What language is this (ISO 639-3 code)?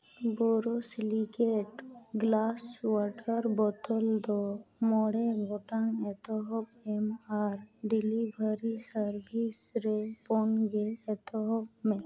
sat